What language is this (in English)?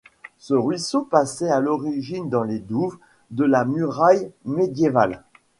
French